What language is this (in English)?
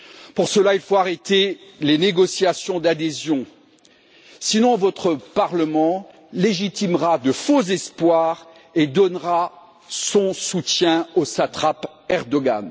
French